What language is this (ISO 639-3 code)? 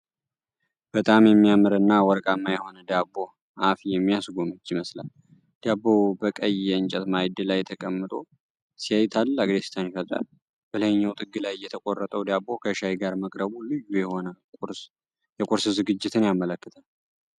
amh